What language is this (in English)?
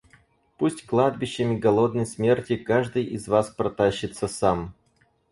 Russian